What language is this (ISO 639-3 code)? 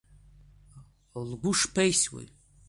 abk